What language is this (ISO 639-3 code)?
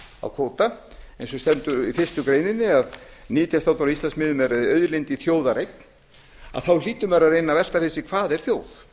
isl